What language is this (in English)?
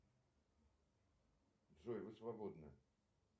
Russian